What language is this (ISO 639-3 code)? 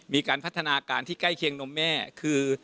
tha